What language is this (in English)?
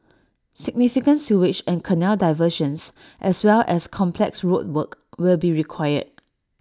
English